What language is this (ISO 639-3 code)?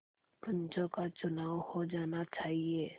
hin